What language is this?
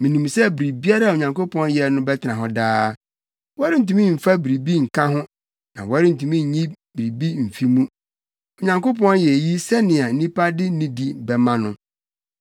Akan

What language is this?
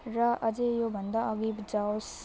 Nepali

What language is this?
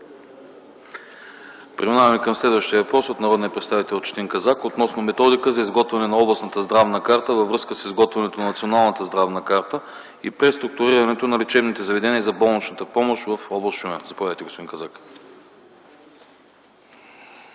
Bulgarian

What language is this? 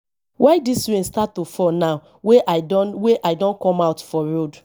Nigerian Pidgin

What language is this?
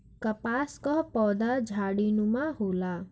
Bhojpuri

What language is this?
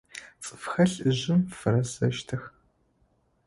Adyghe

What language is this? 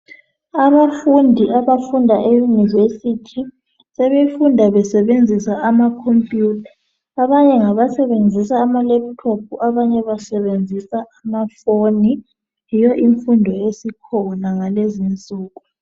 North Ndebele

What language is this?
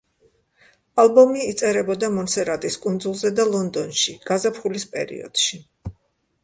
Georgian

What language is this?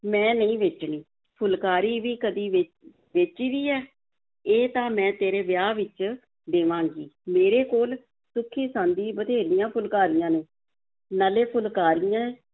Punjabi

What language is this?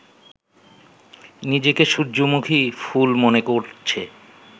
Bangla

